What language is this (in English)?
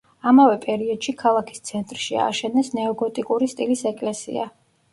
Georgian